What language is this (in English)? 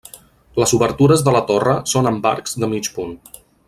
Catalan